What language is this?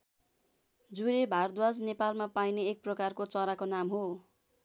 Nepali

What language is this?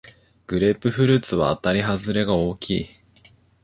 Japanese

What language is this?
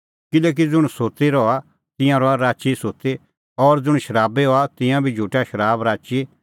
Kullu Pahari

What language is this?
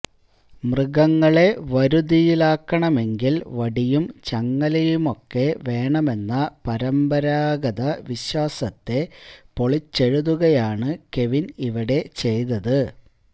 Malayalam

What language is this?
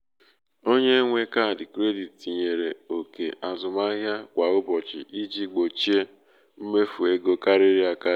Igbo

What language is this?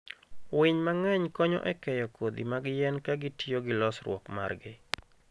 Luo (Kenya and Tanzania)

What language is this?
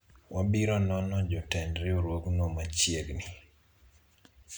Luo (Kenya and Tanzania)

